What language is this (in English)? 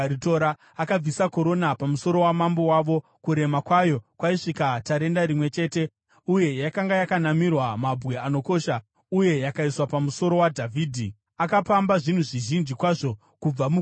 Shona